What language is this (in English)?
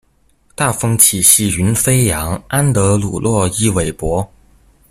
Chinese